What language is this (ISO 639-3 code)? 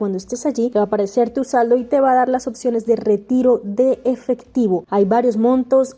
spa